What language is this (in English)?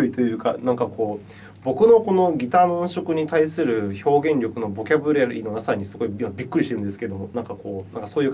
Japanese